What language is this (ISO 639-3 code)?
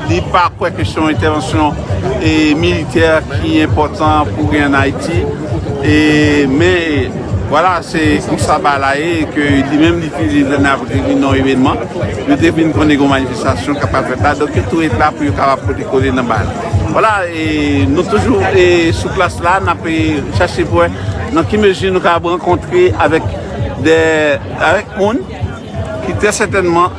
fra